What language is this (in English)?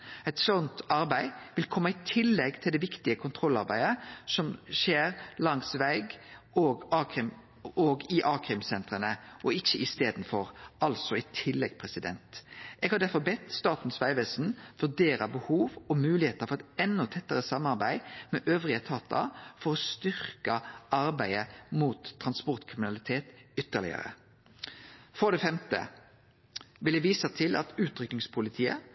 Norwegian Nynorsk